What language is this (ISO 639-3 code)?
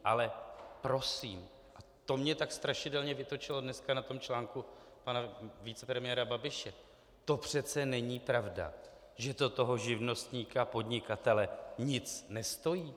ces